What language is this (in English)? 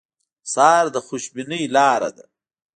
Pashto